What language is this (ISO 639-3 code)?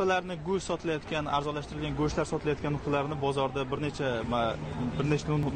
nld